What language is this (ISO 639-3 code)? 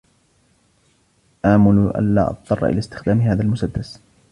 ara